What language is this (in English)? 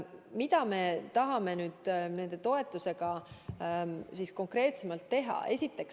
Estonian